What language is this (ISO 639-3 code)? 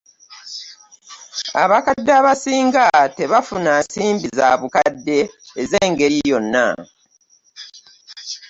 lug